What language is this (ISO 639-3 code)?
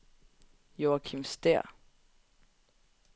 dan